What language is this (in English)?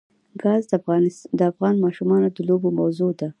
Pashto